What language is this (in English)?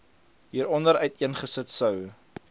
Afrikaans